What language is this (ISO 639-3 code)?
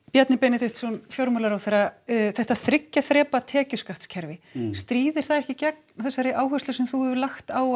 isl